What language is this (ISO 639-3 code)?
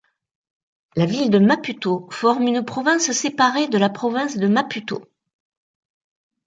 fra